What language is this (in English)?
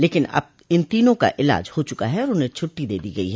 Hindi